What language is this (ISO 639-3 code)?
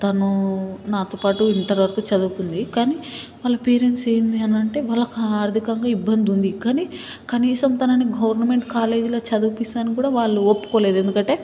tel